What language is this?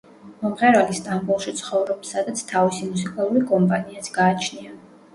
Georgian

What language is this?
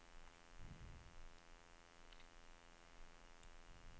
Norwegian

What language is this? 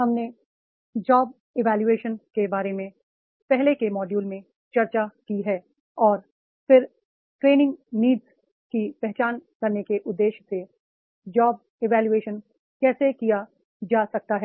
Hindi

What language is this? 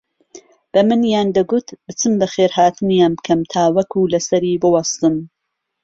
Central Kurdish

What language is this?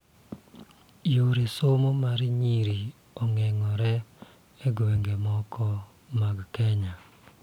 Luo (Kenya and Tanzania)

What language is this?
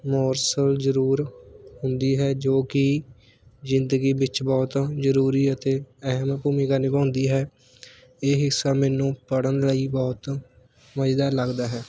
Punjabi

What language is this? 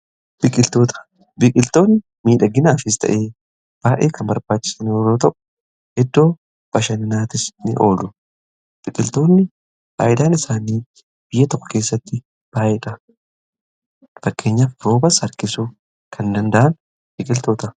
Oromo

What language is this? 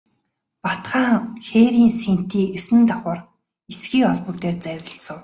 Mongolian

